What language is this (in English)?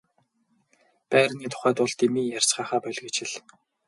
Mongolian